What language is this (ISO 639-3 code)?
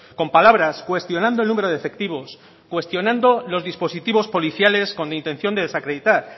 spa